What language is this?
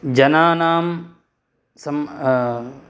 Sanskrit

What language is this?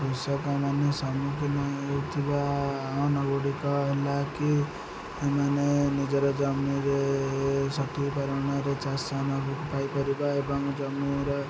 Odia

